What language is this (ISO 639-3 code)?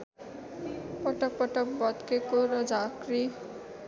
nep